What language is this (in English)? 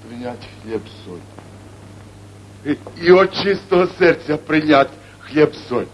Russian